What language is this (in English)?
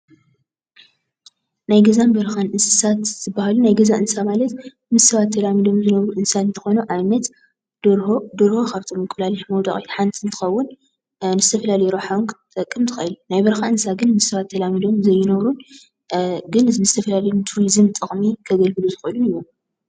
Tigrinya